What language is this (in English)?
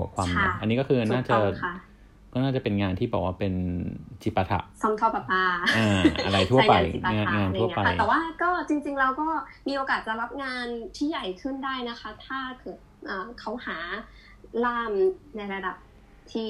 Thai